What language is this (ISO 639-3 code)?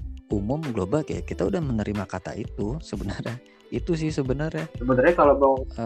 ind